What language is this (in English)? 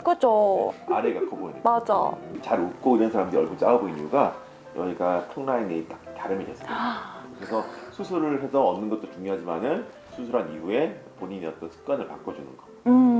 Korean